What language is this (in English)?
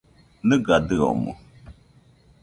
Nüpode Huitoto